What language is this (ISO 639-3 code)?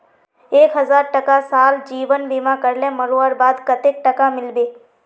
mag